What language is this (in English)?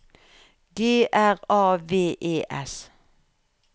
Norwegian